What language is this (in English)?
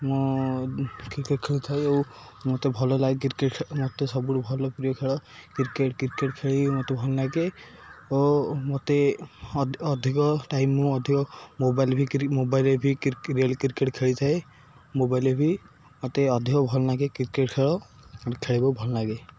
Odia